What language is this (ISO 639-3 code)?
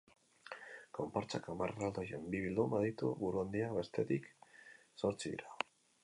eus